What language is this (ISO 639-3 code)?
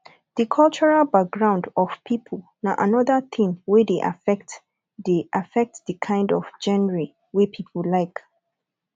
pcm